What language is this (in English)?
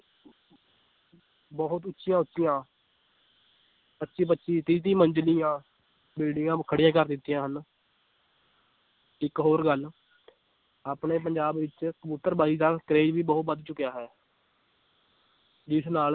Punjabi